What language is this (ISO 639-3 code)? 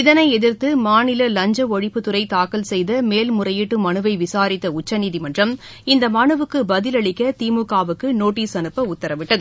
tam